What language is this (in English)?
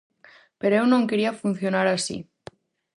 Galician